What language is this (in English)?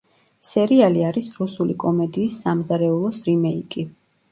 Georgian